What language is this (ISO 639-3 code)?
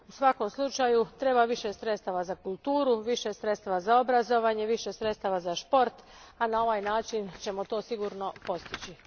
hrv